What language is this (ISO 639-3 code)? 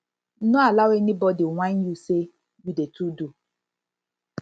pcm